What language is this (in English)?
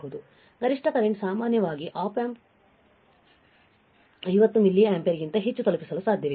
Kannada